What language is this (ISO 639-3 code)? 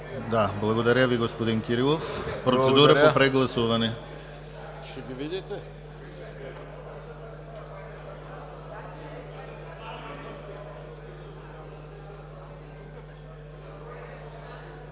bul